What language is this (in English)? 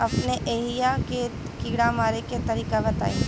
Bhojpuri